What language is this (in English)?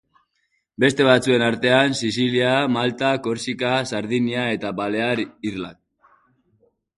Basque